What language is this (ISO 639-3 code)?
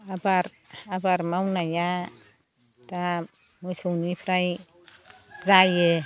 brx